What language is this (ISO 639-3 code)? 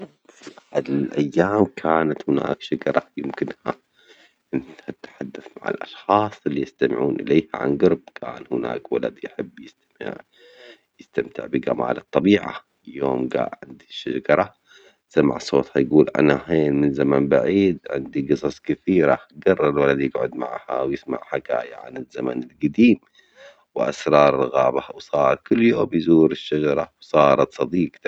acx